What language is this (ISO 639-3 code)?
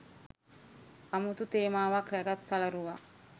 sin